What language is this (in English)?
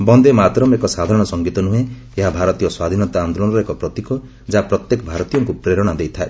Odia